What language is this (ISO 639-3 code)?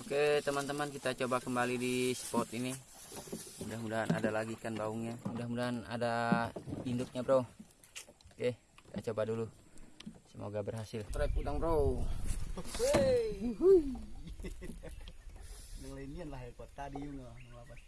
ind